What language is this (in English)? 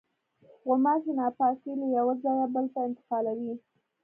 Pashto